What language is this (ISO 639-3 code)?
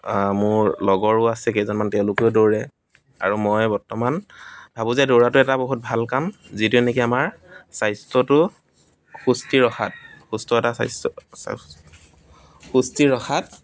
asm